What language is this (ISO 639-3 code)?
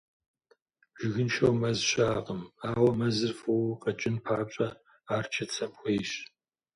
kbd